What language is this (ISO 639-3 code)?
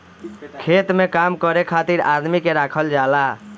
bho